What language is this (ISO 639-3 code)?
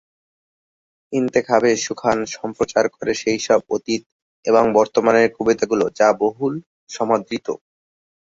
ben